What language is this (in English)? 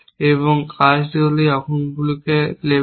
Bangla